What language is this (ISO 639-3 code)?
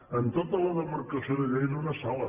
cat